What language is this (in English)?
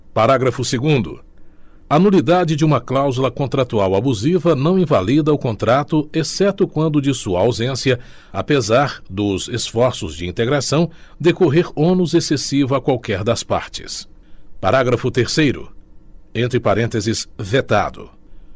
Portuguese